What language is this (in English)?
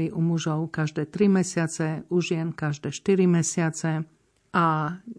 Slovak